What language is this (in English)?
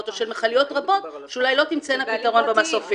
Hebrew